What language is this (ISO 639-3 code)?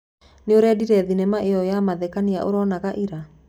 kik